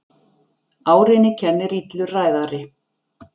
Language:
Icelandic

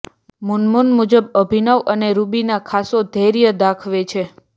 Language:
Gujarati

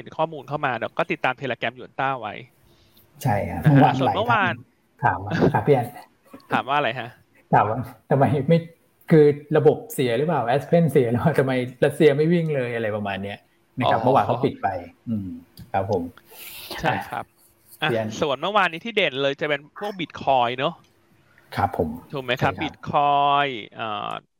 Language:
Thai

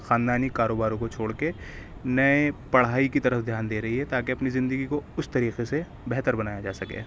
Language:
Urdu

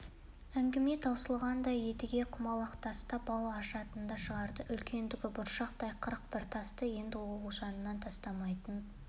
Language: Kazakh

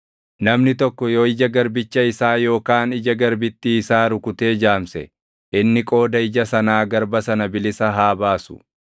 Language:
Oromo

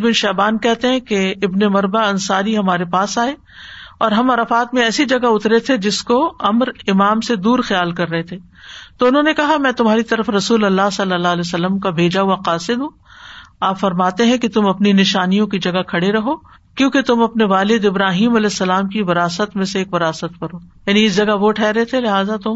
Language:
Urdu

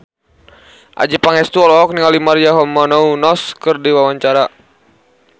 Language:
Sundanese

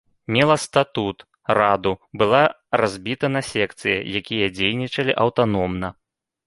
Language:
Belarusian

